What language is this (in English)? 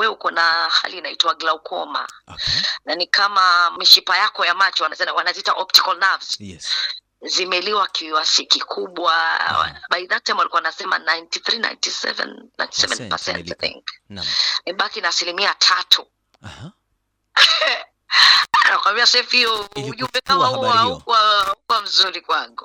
Swahili